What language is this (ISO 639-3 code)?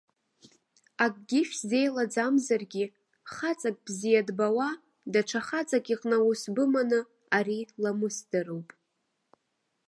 abk